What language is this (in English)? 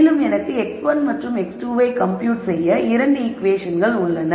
Tamil